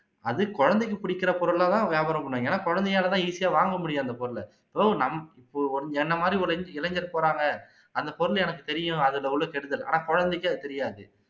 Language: Tamil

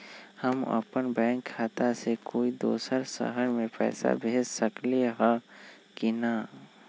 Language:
Magahi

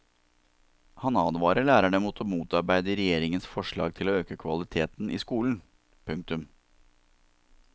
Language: Norwegian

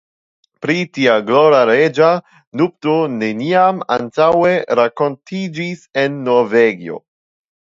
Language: Esperanto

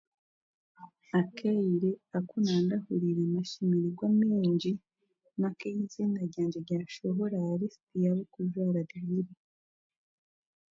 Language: Chiga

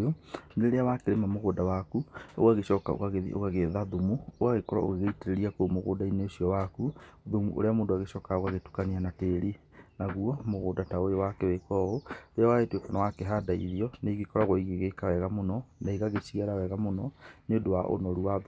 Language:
Kikuyu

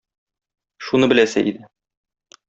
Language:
Tatar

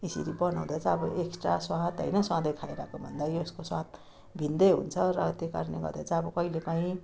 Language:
Nepali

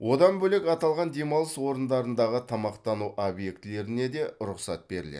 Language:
Kazakh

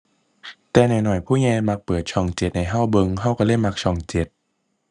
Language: Thai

